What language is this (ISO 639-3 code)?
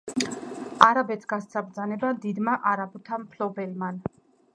kat